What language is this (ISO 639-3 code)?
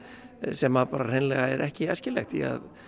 isl